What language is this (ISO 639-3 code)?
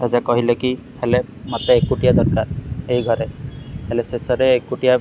ori